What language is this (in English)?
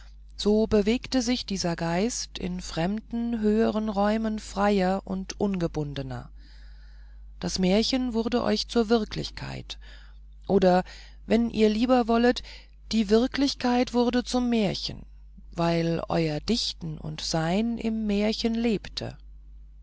German